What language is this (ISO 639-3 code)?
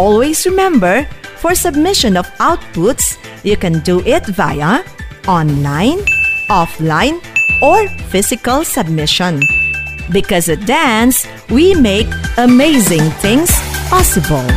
fil